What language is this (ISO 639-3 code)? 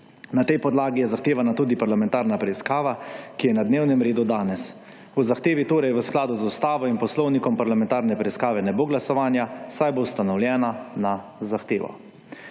slv